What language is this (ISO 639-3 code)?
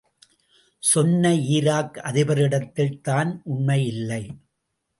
tam